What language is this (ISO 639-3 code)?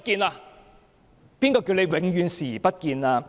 yue